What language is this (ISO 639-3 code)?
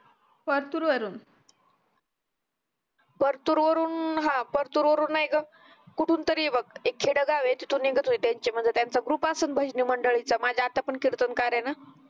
mar